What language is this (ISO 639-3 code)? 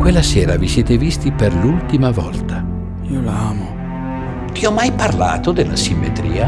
ita